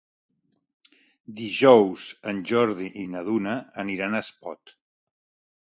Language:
Catalan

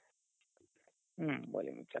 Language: Kannada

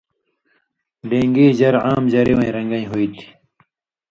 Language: Indus Kohistani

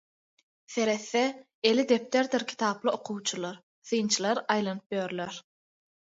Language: Turkmen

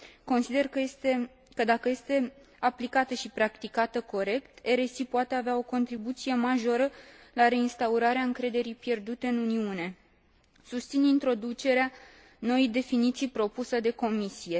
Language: Romanian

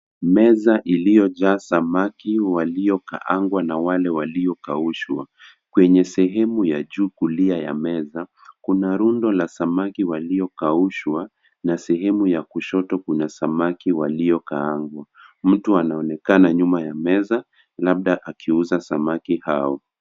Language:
Swahili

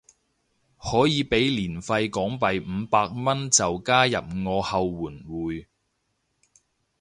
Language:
Cantonese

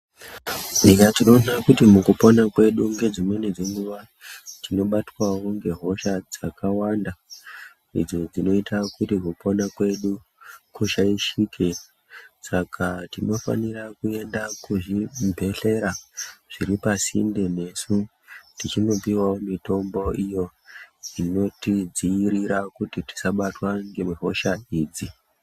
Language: Ndau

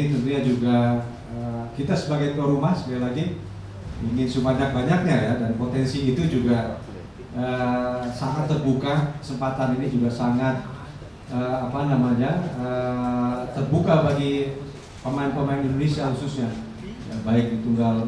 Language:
Indonesian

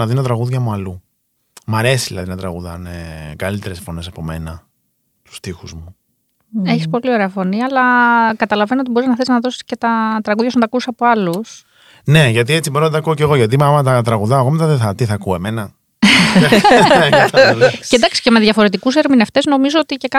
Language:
Greek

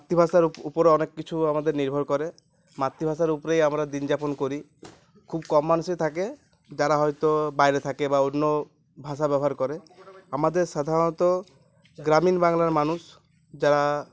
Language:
Bangla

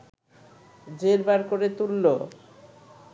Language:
Bangla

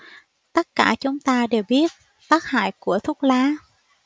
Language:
Vietnamese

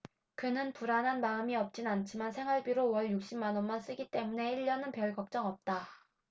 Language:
Korean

